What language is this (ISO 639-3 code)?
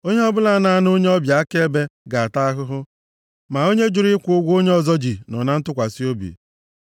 ibo